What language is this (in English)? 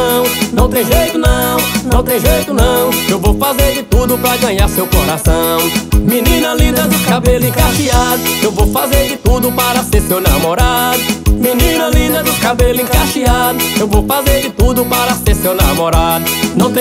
Portuguese